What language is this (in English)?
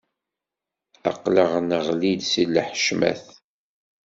Kabyle